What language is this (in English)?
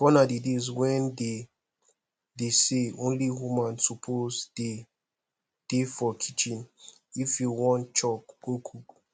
Nigerian Pidgin